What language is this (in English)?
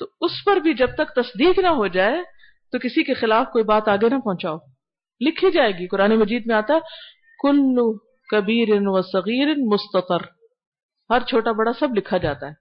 Urdu